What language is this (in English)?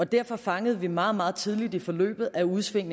Danish